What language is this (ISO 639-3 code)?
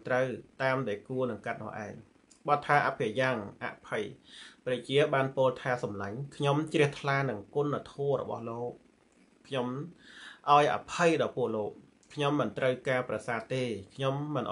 tha